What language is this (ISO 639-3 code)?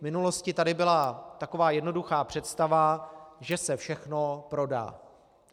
ces